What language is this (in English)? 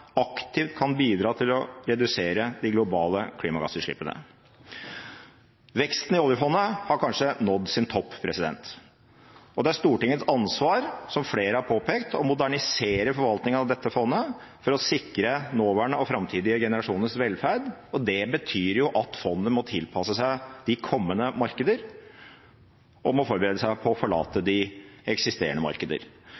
Norwegian Bokmål